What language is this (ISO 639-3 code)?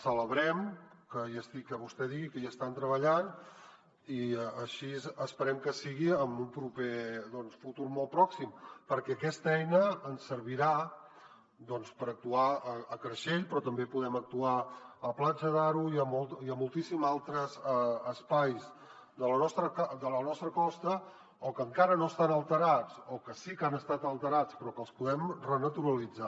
cat